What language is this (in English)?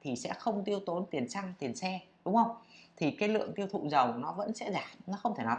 Vietnamese